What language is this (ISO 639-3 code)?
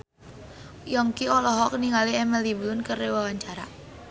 sun